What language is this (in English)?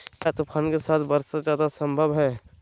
Magahi